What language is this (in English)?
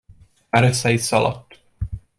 Hungarian